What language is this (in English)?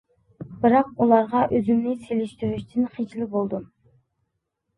Uyghur